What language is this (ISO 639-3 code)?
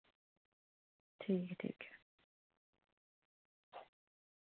doi